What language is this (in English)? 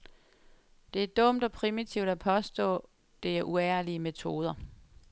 Danish